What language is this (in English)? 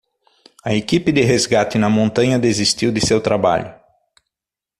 Portuguese